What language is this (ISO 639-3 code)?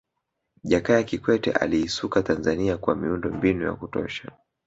swa